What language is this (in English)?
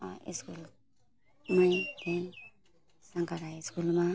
Nepali